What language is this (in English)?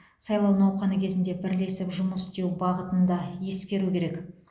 Kazakh